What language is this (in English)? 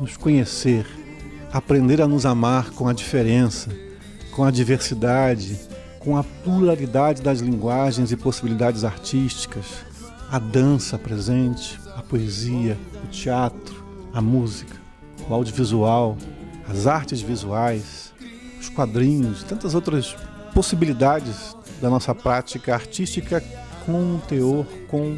Portuguese